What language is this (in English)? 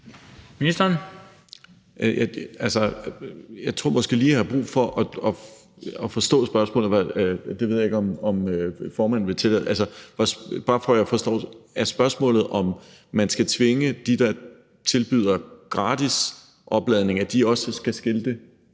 Danish